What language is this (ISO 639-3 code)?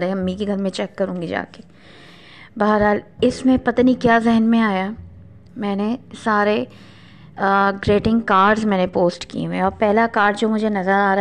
urd